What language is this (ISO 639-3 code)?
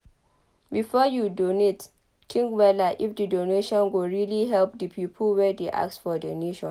pcm